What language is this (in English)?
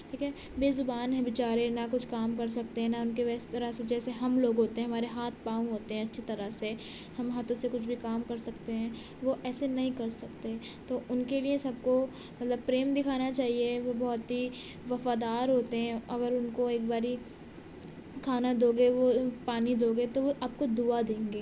Urdu